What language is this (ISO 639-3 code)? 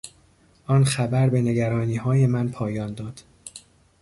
fas